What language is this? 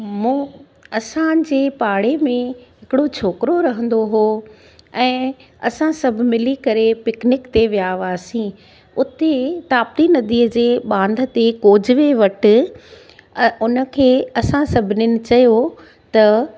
Sindhi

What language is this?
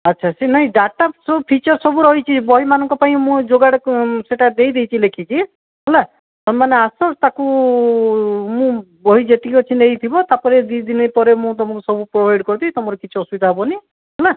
Odia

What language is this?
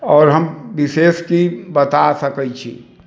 Maithili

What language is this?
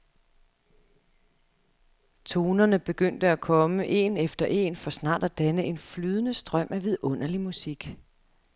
Danish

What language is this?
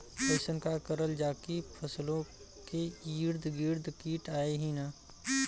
Bhojpuri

